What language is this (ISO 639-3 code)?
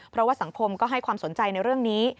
tha